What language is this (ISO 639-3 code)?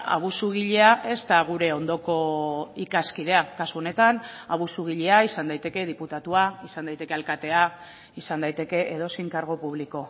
eus